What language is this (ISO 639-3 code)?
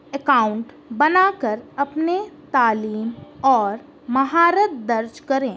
urd